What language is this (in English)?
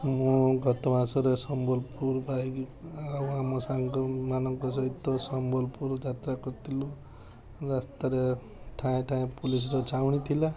Odia